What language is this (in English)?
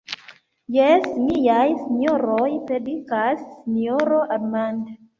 Esperanto